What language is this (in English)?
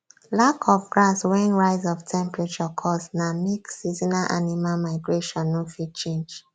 Nigerian Pidgin